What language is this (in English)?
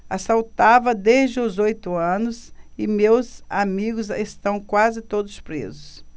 Portuguese